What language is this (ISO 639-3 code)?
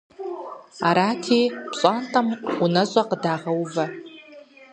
kbd